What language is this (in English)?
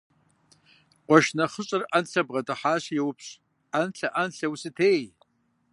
Kabardian